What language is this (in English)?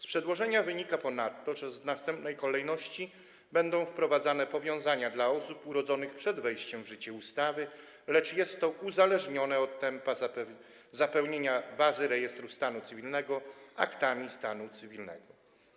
Polish